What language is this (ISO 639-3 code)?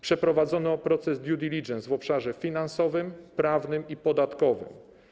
pol